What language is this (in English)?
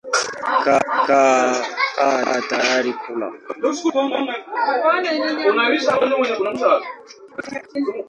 Swahili